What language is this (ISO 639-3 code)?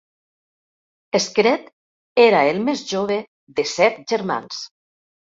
cat